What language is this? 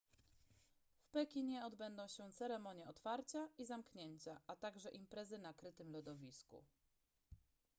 Polish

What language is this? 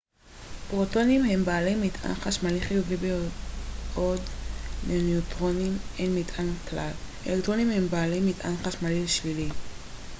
Hebrew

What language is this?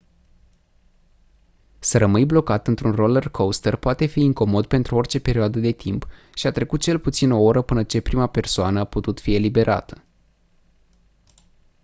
Romanian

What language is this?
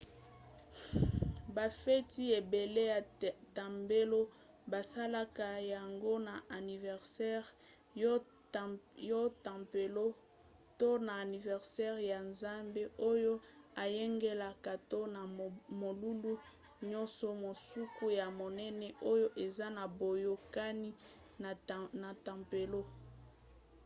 Lingala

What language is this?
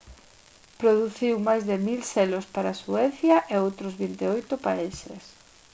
Galician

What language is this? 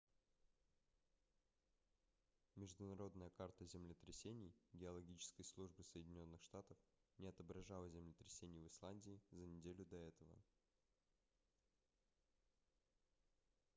Russian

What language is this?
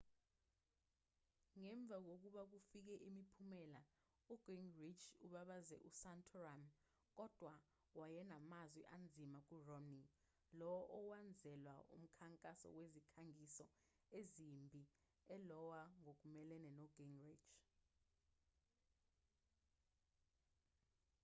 Zulu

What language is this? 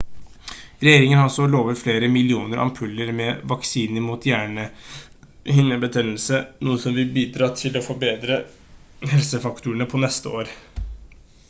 Norwegian Bokmål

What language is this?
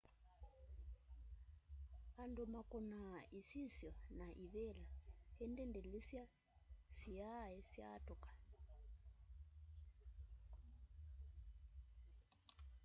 Kamba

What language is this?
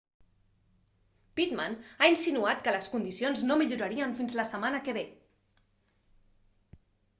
Catalan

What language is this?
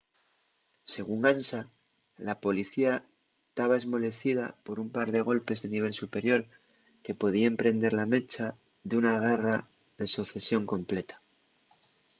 Asturian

